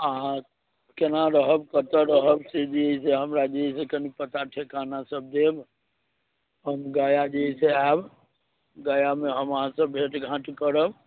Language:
Maithili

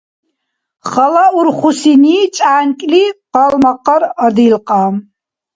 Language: Dargwa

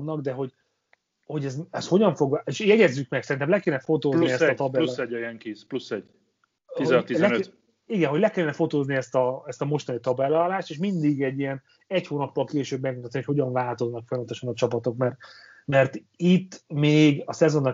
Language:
Hungarian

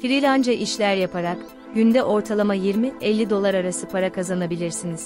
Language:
Turkish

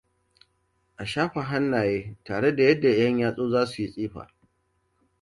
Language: Hausa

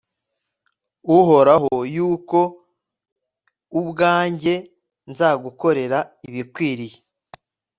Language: Kinyarwanda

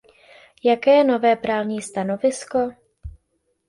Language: Czech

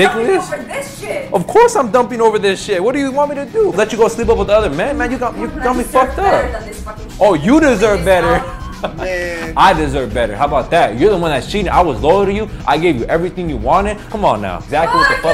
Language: English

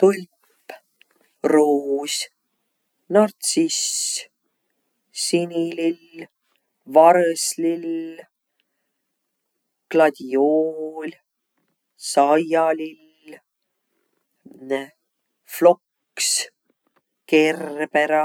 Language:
Võro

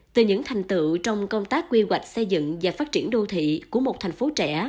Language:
Vietnamese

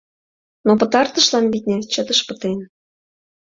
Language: Mari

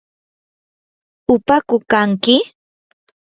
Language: Yanahuanca Pasco Quechua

